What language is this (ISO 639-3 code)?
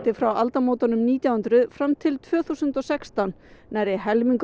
isl